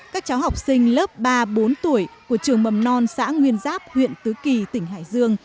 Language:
Vietnamese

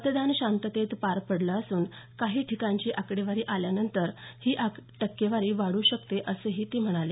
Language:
Marathi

